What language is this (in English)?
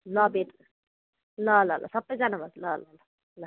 Nepali